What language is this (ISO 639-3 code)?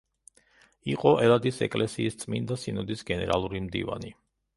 kat